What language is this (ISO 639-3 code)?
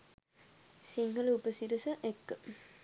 sin